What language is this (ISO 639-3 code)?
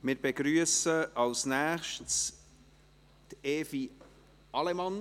gsw